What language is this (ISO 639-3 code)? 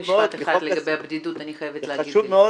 heb